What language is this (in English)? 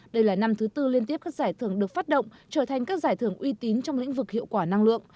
Vietnamese